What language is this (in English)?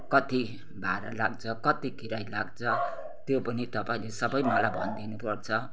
Nepali